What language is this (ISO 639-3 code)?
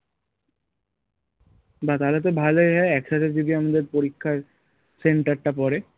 ben